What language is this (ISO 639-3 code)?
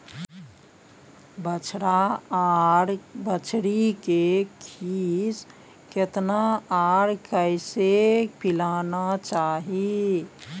mai